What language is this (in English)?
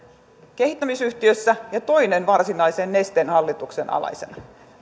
Finnish